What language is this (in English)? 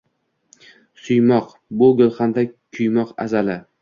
Uzbek